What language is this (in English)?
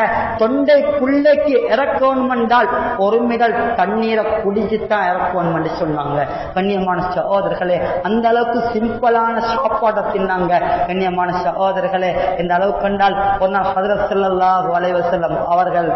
Arabic